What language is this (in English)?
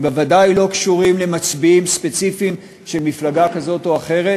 Hebrew